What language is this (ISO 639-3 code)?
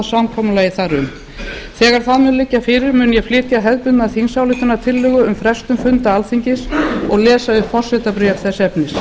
isl